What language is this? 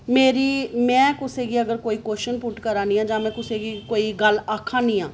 Dogri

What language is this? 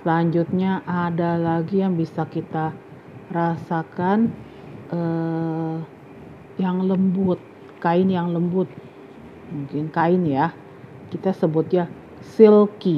Indonesian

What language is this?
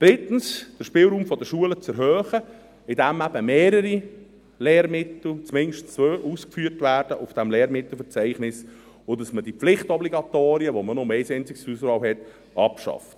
Swiss German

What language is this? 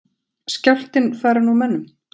Icelandic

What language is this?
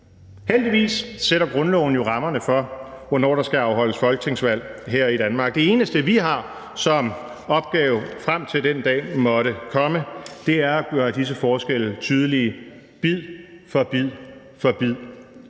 Danish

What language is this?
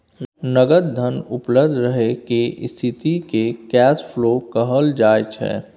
Maithili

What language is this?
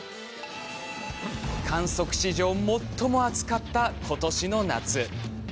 Japanese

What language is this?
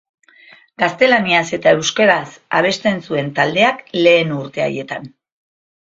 Basque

